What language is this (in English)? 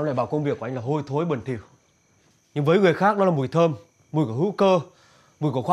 Vietnamese